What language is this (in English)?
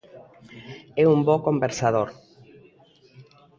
Galician